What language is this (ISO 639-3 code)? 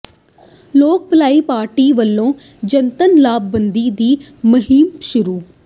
pan